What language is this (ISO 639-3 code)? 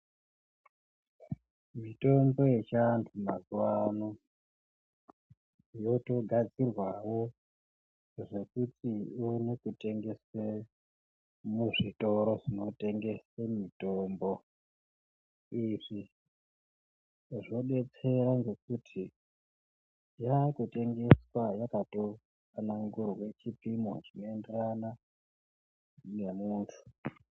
ndc